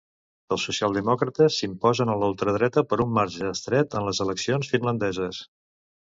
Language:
Catalan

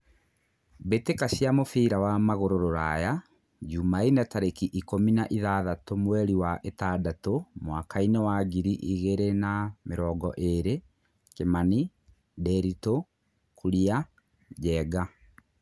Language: Kikuyu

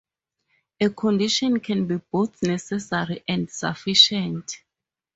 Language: English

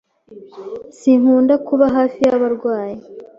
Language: Kinyarwanda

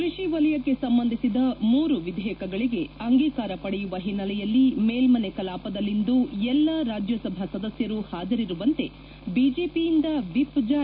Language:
Kannada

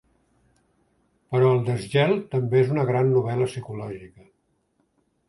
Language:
Catalan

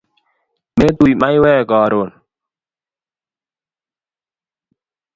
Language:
Kalenjin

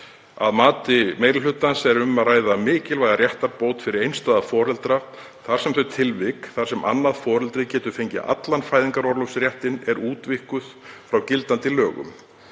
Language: Icelandic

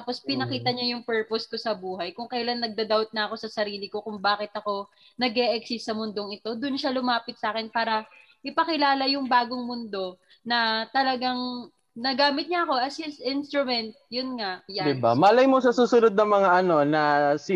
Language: Filipino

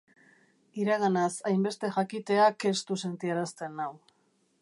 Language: Basque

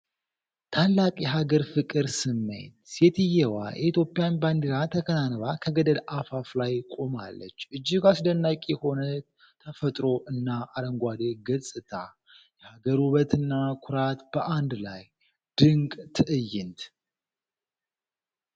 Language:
Amharic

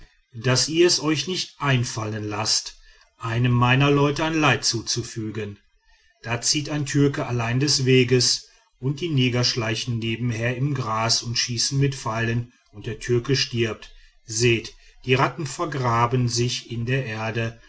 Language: German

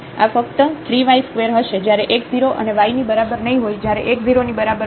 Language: Gujarati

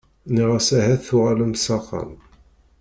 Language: Kabyle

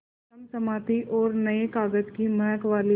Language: Hindi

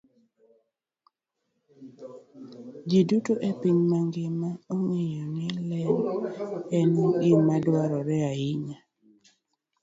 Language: Luo (Kenya and Tanzania)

